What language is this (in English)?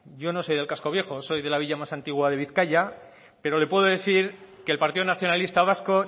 Spanish